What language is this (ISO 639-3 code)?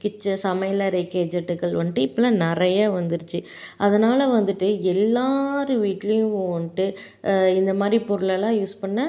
tam